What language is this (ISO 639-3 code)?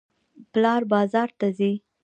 pus